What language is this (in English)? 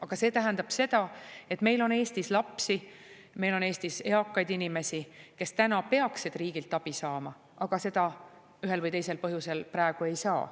Estonian